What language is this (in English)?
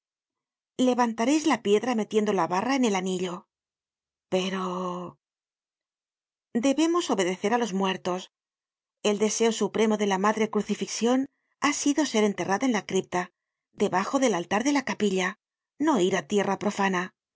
Spanish